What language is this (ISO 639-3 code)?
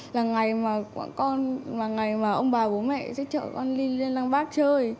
vie